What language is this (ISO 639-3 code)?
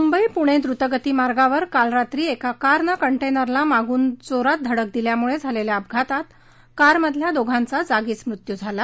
mar